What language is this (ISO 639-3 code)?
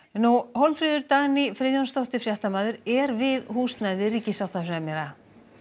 isl